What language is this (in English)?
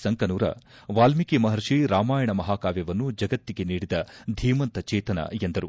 Kannada